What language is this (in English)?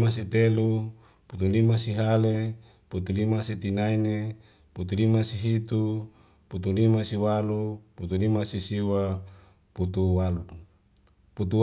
Wemale